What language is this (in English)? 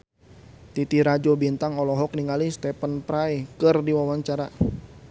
Sundanese